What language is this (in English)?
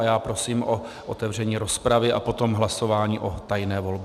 Czech